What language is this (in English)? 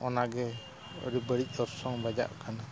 Santali